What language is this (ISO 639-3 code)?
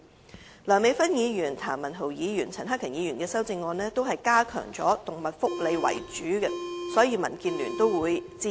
yue